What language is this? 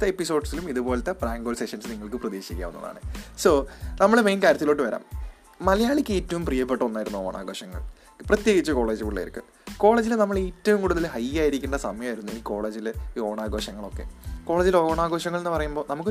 Malayalam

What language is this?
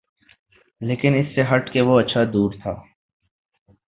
Urdu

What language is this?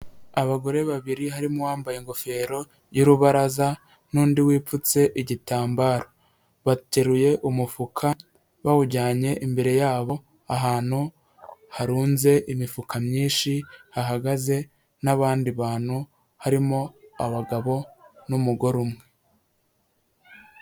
Kinyarwanda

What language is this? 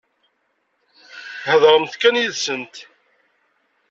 Kabyle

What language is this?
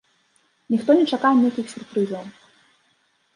Belarusian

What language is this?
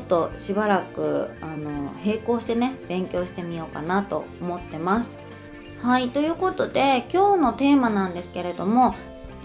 Japanese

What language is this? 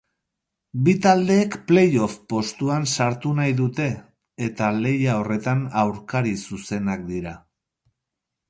Basque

